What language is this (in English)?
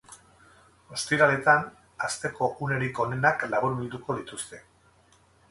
Basque